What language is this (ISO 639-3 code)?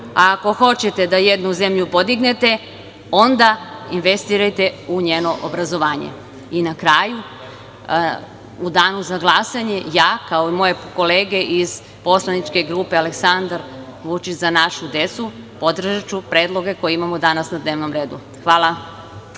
srp